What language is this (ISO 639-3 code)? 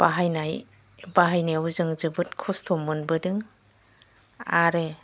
brx